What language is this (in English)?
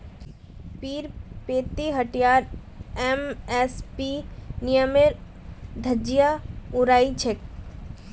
Magahi